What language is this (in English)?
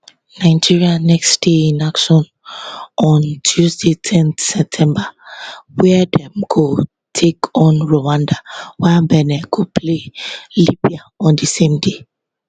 Nigerian Pidgin